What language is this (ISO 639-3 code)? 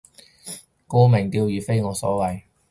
yue